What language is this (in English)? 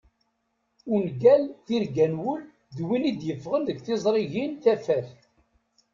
Kabyle